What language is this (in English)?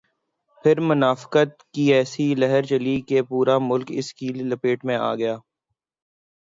Urdu